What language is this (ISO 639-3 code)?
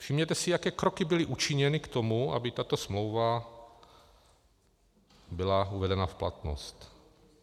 ces